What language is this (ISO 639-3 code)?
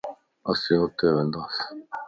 lss